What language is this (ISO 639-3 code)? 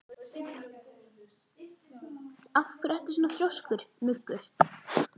isl